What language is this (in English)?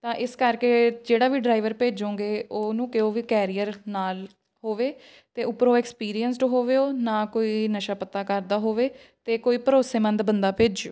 Punjabi